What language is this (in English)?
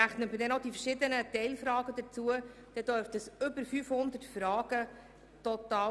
Swiss German